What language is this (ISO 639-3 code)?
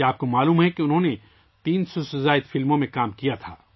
urd